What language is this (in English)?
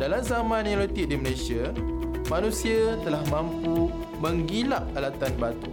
Malay